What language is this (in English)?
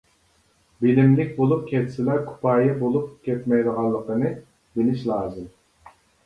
Uyghur